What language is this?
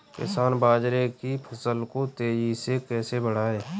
Hindi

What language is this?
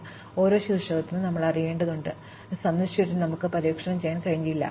Malayalam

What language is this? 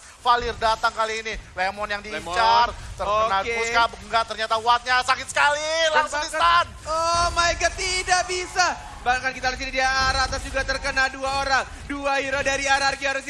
Indonesian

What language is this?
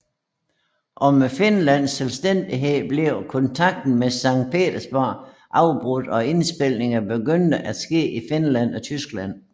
Danish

